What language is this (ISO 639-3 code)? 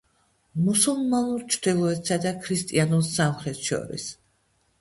kat